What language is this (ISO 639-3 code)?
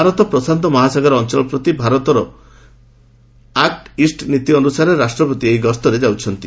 ori